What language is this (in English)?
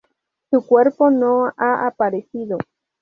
Spanish